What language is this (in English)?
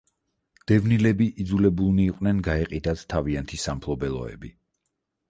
Georgian